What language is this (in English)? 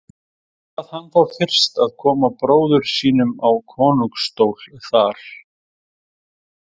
Icelandic